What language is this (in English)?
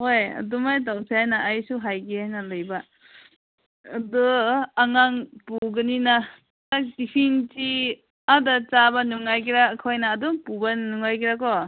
Manipuri